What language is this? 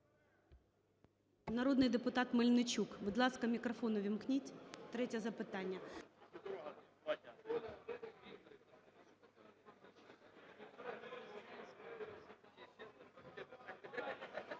Ukrainian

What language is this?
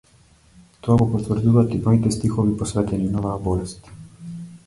Macedonian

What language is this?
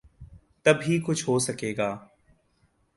Urdu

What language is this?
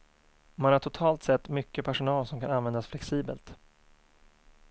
Swedish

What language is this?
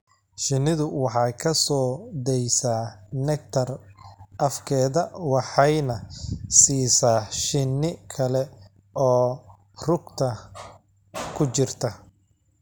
Somali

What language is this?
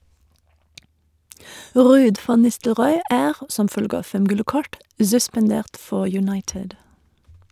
Norwegian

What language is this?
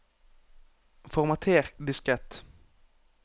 Norwegian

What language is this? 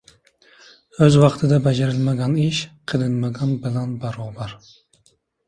Uzbek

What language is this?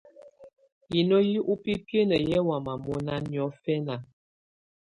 Tunen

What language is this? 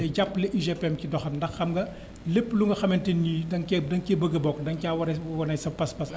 Wolof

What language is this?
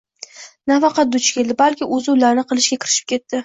Uzbek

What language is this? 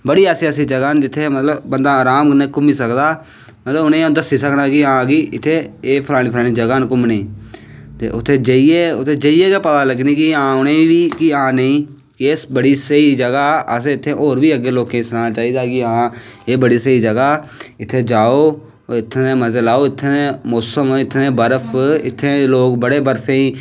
Dogri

